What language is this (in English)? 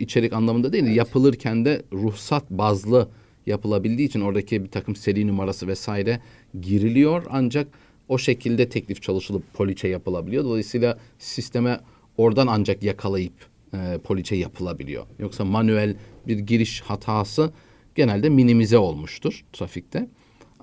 Turkish